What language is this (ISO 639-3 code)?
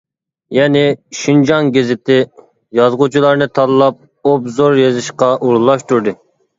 uig